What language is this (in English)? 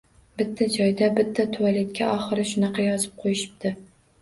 Uzbek